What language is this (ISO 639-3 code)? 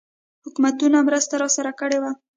pus